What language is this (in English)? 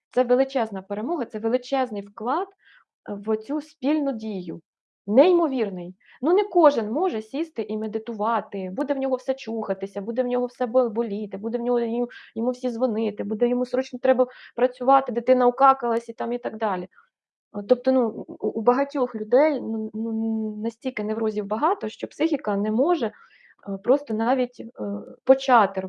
Ukrainian